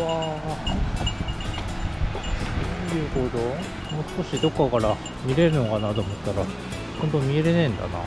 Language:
Japanese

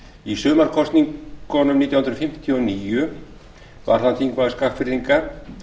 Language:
Icelandic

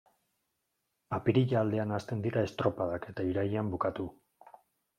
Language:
Basque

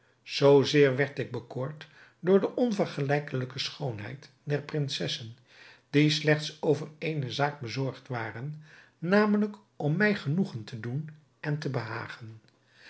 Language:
Dutch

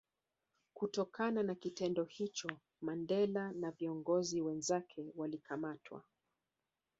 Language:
Swahili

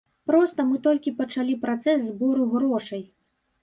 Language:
Belarusian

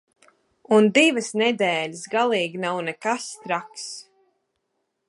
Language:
Latvian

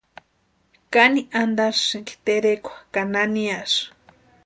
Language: Western Highland Purepecha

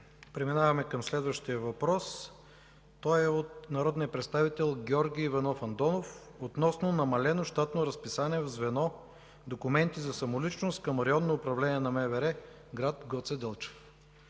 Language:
Bulgarian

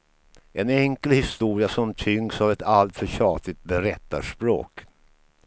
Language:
Swedish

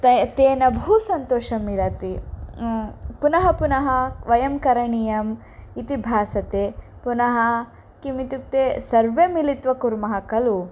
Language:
Sanskrit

